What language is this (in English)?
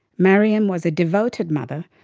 English